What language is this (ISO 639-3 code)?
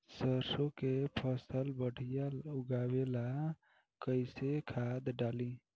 bho